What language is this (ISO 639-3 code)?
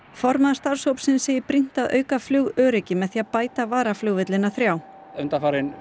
isl